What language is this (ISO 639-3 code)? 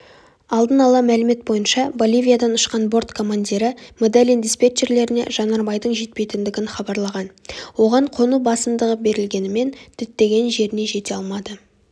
kaz